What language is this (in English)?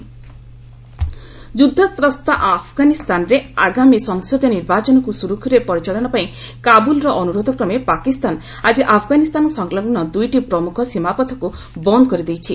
Odia